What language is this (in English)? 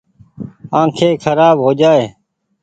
Goaria